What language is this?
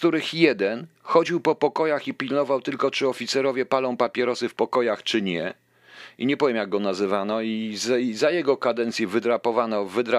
Polish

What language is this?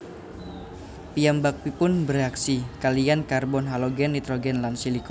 Javanese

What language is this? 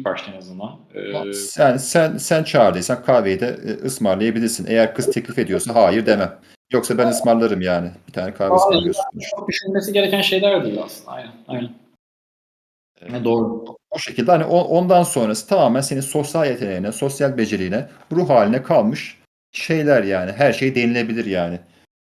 Turkish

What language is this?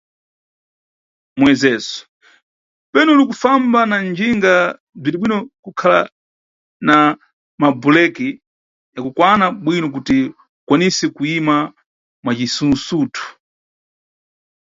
Nyungwe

